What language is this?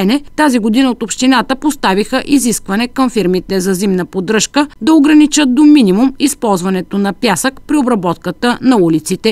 Russian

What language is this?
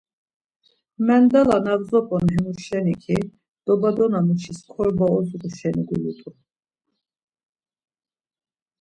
Laz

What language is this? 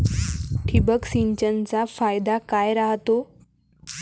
Marathi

